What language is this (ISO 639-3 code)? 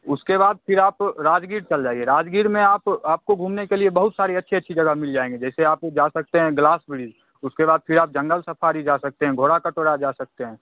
hin